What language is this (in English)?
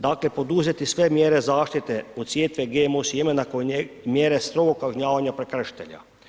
Croatian